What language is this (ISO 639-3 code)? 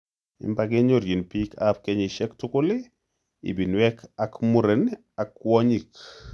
kln